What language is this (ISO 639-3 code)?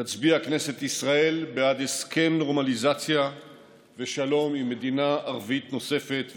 heb